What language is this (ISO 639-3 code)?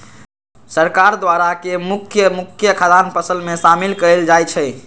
mag